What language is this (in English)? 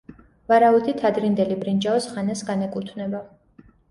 Georgian